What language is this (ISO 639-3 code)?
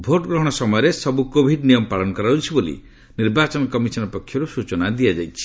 ori